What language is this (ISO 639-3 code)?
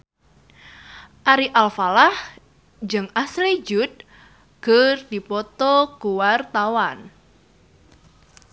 sun